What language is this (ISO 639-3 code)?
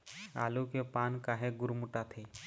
hne